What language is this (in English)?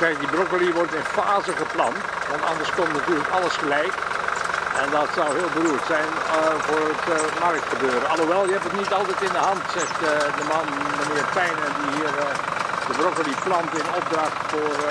Dutch